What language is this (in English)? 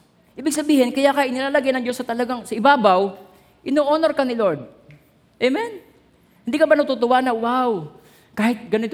Filipino